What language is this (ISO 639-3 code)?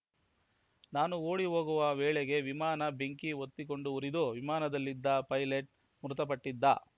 kan